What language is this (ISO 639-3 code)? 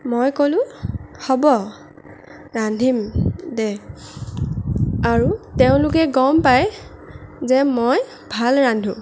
asm